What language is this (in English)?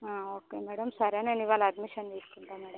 Telugu